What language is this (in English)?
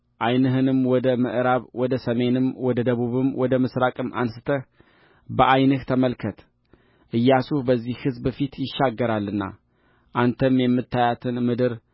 Amharic